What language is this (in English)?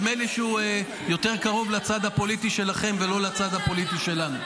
Hebrew